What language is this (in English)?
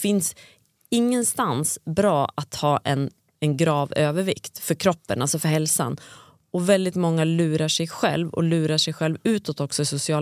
Swedish